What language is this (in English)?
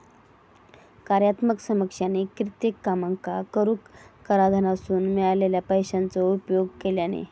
Marathi